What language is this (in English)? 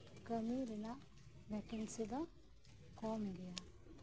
Santali